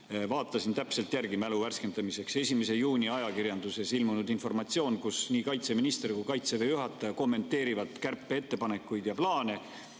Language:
Estonian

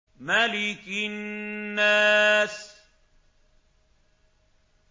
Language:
Arabic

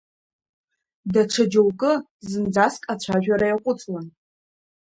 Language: Abkhazian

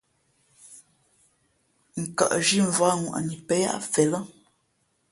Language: Fe'fe'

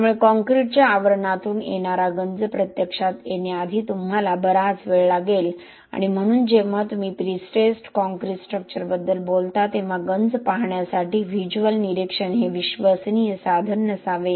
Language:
Marathi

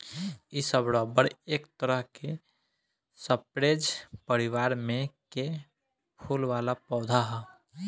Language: Bhojpuri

